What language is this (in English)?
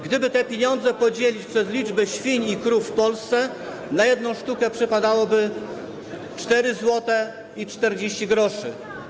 Polish